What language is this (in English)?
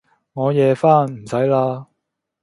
Cantonese